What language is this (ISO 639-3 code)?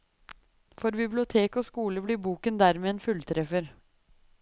nor